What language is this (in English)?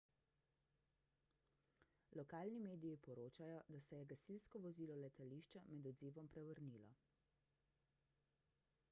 Slovenian